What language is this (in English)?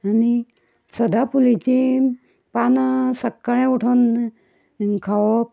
Konkani